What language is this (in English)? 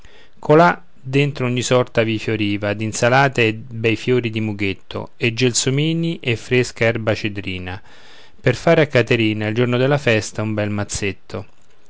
Italian